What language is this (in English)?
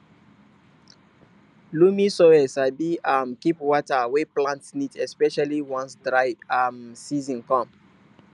Nigerian Pidgin